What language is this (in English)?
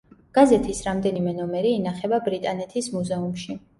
Georgian